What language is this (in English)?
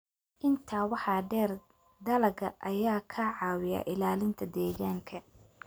Somali